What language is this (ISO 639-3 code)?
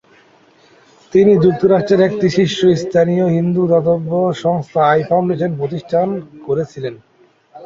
ben